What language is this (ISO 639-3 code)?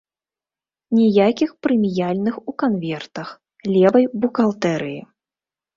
bel